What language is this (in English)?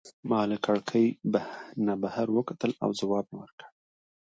Pashto